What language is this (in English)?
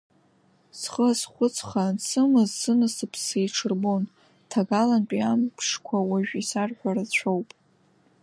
Abkhazian